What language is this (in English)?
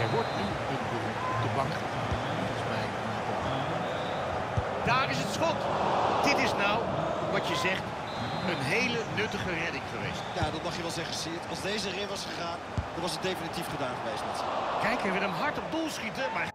Dutch